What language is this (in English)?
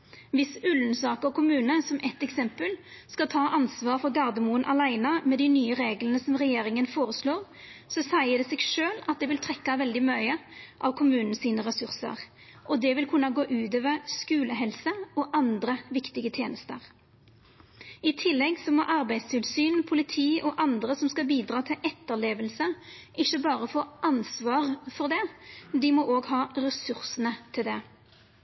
Norwegian Nynorsk